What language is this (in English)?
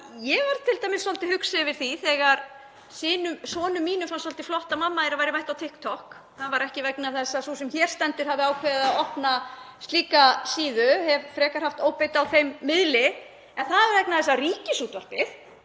Icelandic